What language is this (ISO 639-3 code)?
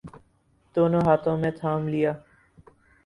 urd